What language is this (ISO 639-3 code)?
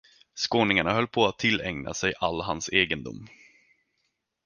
swe